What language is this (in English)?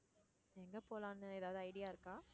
Tamil